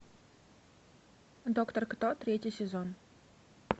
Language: Russian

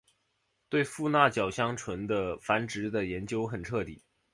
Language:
Chinese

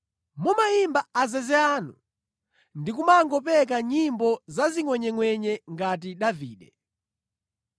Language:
Nyanja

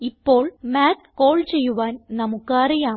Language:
Malayalam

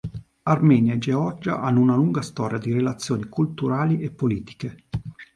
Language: Italian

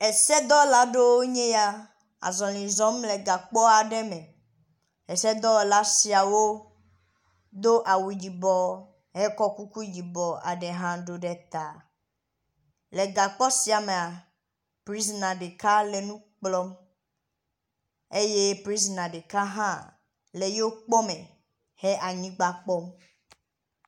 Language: Ewe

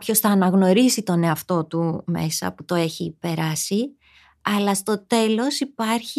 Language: Greek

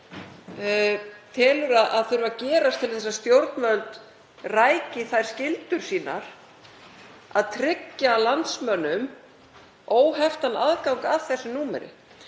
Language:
Icelandic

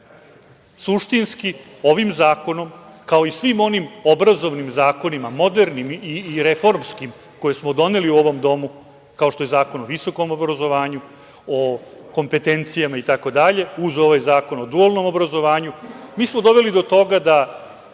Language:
Serbian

